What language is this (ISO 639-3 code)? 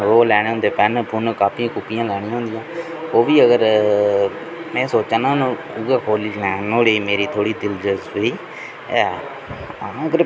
doi